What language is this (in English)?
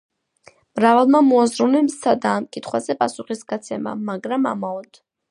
Georgian